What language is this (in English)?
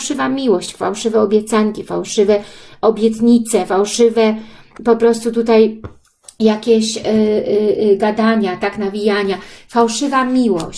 Polish